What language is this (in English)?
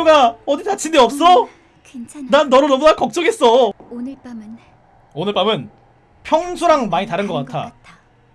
Korean